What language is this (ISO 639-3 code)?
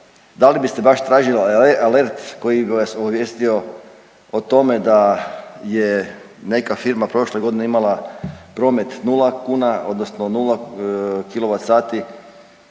hrv